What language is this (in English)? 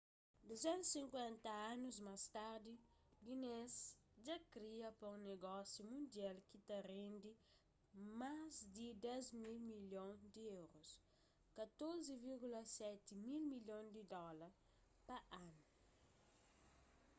Kabuverdianu